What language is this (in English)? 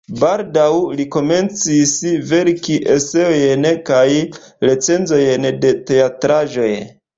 Esperanto